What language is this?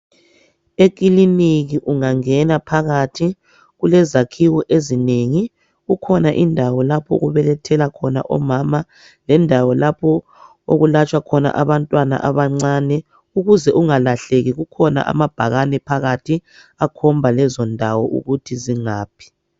North Ndebele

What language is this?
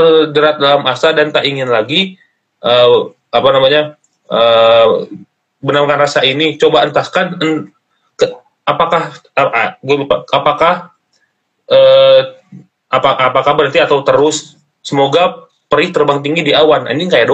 Indonesian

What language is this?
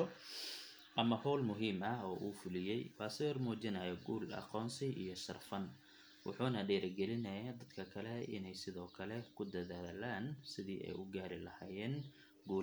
Somali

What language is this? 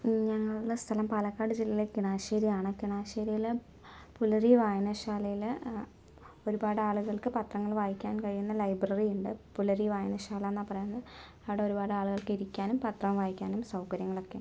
Malayalam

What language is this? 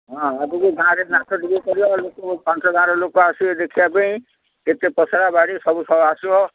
Odia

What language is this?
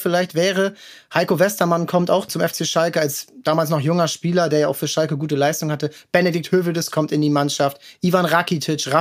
German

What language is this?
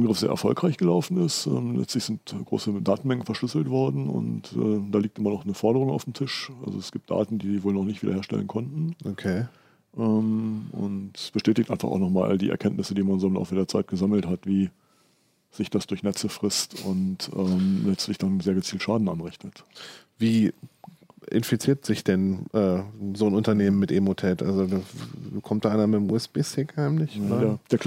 German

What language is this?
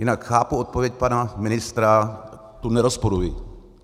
Czech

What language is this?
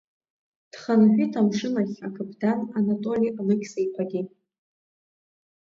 Abkhazian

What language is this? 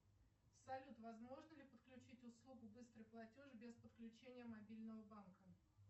Russian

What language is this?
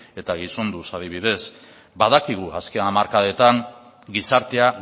Basque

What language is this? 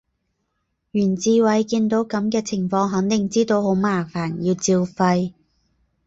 Cantonese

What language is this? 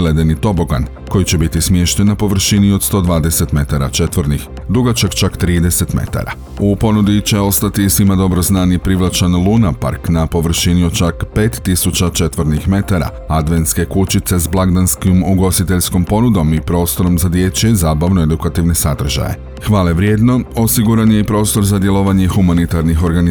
Croatian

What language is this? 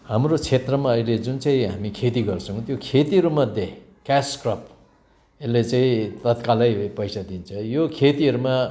Nepali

